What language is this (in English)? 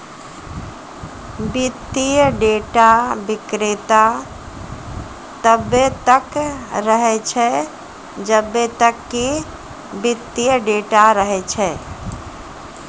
Maithili